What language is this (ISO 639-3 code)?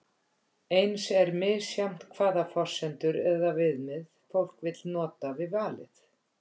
isl